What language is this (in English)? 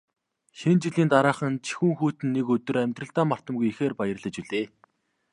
Mongolian